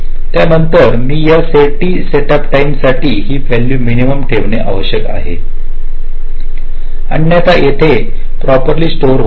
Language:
Marathi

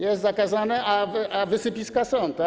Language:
Polish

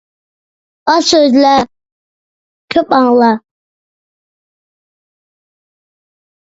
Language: Uyghur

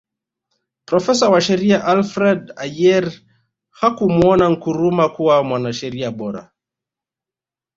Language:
Swahili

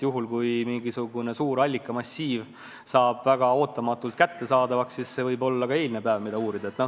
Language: Estonian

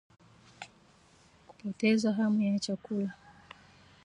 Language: Swahili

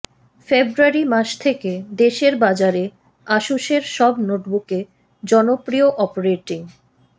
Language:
Bangla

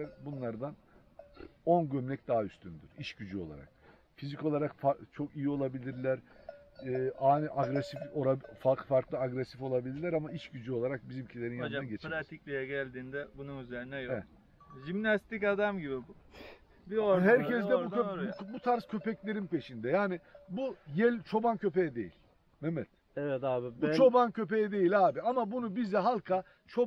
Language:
Turkish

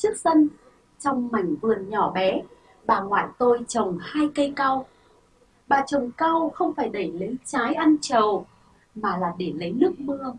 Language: Vietnamese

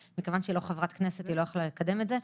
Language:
Hebrew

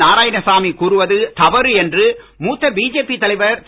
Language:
Tamil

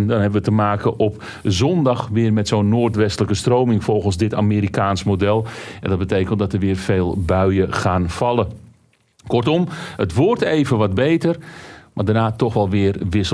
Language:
Dutch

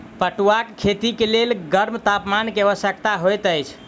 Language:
Maithili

